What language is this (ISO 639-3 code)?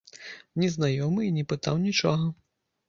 bel